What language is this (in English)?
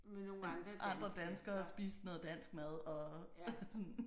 Danish